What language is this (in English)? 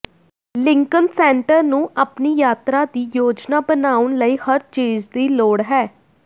Punjabi